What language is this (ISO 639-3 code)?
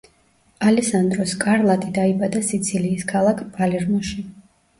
kat